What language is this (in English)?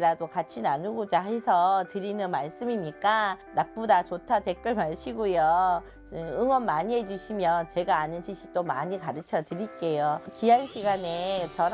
Korean